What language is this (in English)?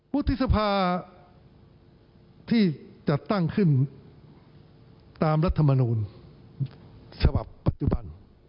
Thai